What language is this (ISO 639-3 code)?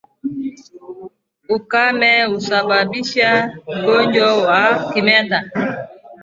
swa